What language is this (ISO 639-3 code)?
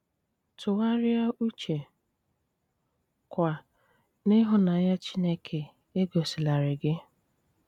ibo